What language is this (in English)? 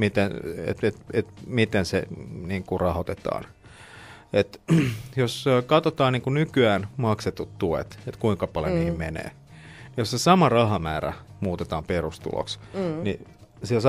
Finnish